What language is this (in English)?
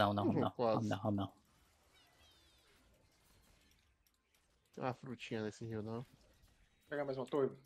Portuguese